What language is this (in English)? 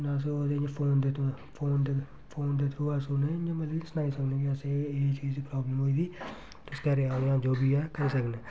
Dogri